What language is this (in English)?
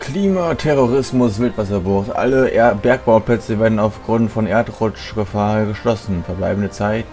German